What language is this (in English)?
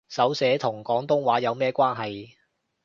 Cantonese